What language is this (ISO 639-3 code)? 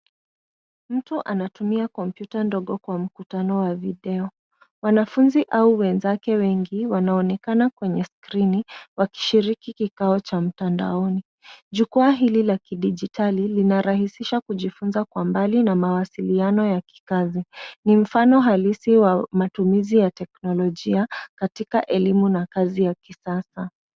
swa